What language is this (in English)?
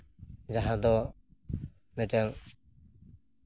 Santali